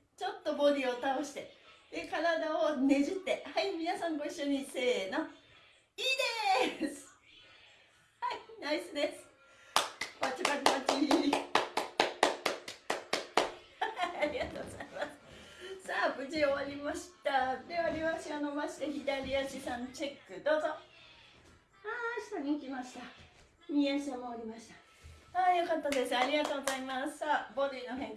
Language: Japanese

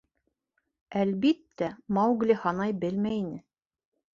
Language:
Bashkir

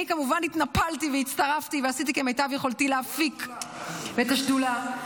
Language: Hebrew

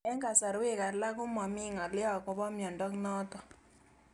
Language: Kalenjin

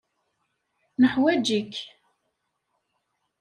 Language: Kabyle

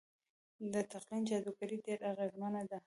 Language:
Pashto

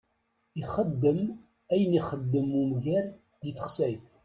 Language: Kabyle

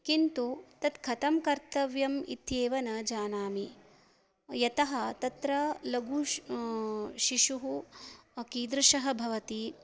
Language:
Sanskrit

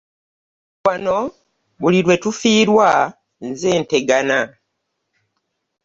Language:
Ganda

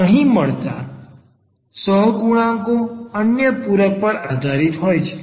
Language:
Gujarati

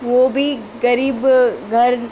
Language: Sindhi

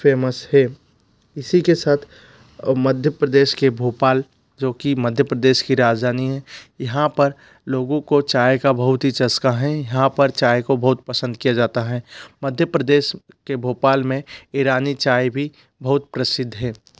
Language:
Hindi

